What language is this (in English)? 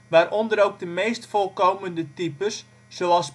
Dutch